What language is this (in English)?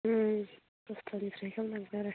Bodo